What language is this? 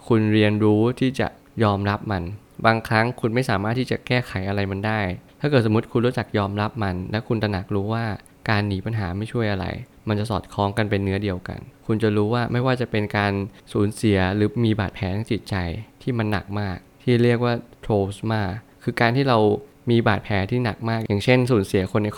Thai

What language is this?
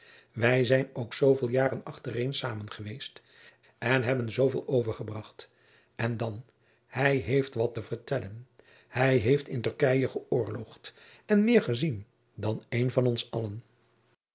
Dutch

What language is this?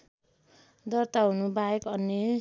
Nepali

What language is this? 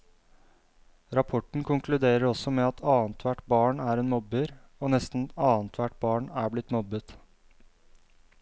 Norwegian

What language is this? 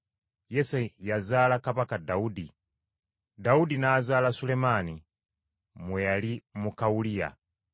Ganda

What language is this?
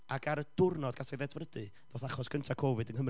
Welsh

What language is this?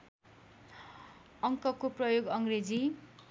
Nepali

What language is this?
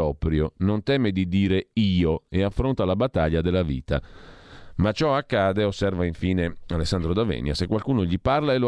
Italian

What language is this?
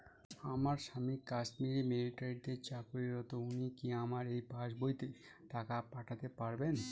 Bangla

